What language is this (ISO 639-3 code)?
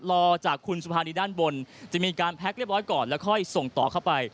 tha